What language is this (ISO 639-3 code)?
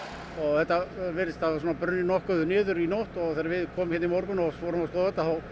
isl